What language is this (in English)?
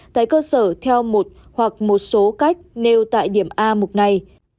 Vietnamese